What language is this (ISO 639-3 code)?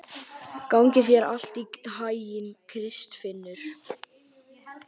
isl